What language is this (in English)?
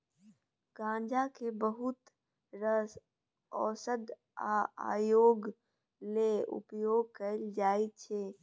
Maithili